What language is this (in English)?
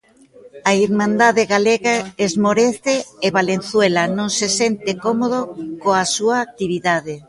Galician